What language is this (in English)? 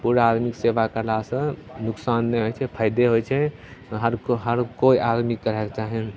Maithili